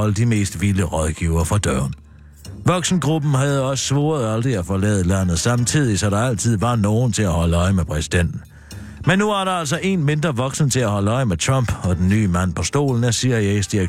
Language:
Danish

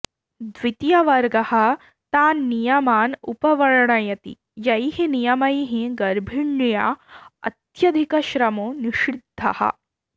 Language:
Sanskrit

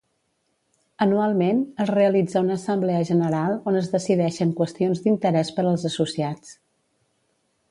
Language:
Catalan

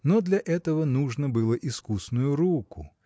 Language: Russian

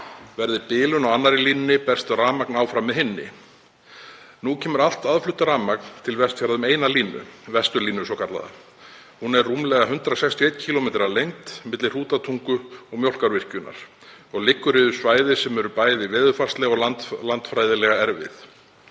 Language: Icelandic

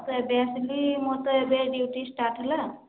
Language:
Odia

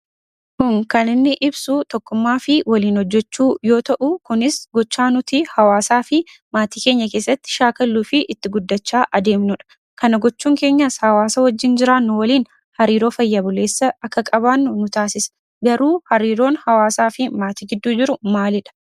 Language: Oromo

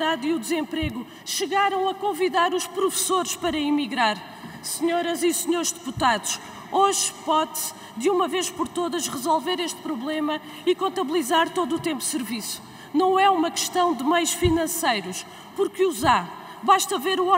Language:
Portuguese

